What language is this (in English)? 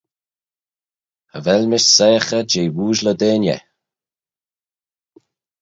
Manx